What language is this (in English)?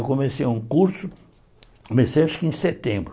Portuguese